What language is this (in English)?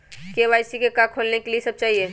Magahi